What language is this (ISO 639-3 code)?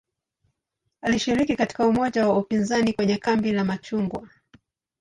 swa